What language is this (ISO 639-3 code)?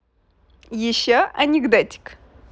rus